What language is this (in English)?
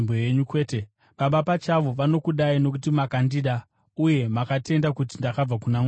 Shona